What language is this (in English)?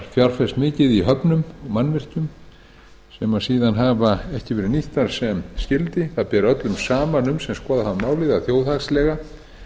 Icelandic